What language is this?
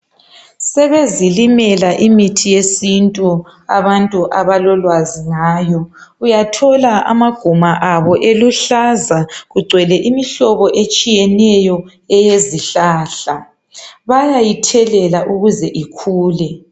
North Ndebele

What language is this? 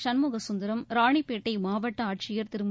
Tamil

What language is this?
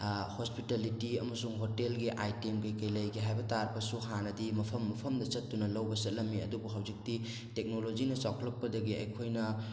Manipuri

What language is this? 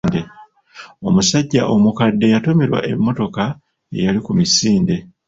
Ganda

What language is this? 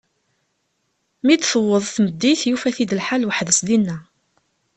Kabyle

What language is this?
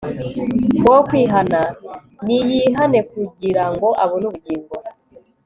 Kinyarwanda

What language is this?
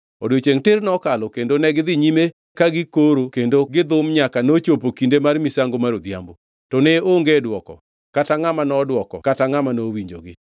Luo (Kenya and Tanzania)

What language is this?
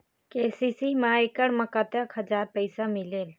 Chhattisgarhi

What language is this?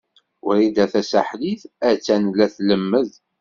Kabyle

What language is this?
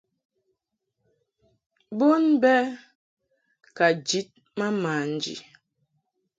Mungaka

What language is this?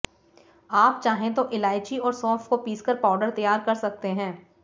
Hindi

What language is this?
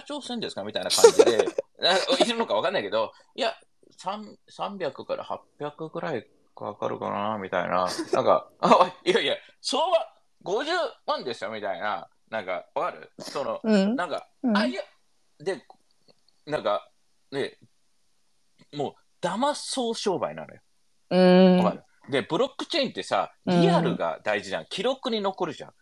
Japanese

